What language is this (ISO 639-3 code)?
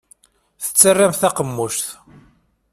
kab